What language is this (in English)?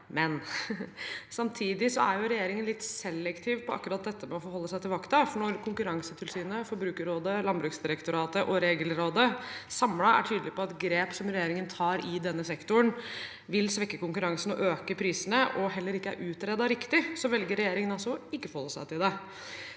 Norwegian